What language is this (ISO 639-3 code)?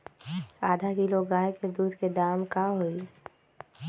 mag